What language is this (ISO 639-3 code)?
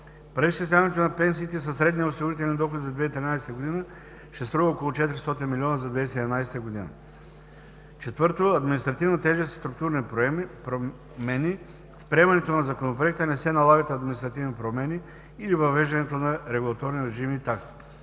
bul